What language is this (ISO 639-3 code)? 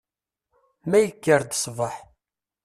kab